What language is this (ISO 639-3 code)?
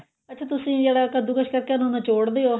pan